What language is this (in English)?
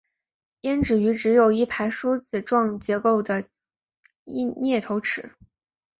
Chinese